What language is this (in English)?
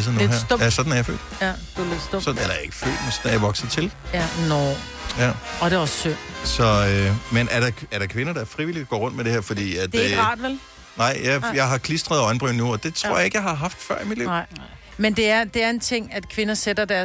Danish